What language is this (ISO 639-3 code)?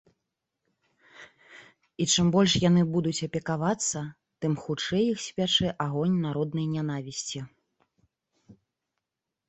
bel